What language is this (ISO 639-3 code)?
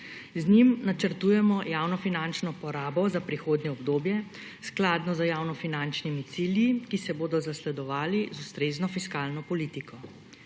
slv